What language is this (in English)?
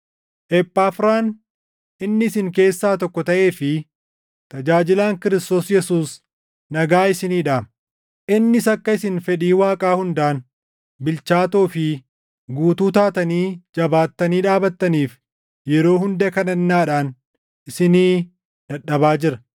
Oromo